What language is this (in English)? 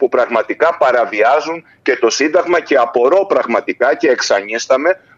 Greek